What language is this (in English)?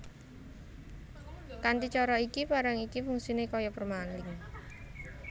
Javanese